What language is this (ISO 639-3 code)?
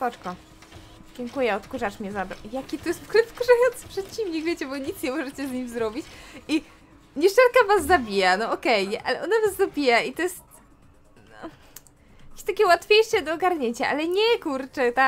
pol